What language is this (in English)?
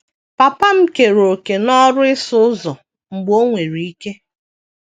Igbo